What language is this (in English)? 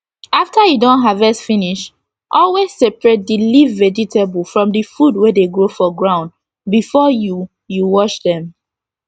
Nigerian Pidgin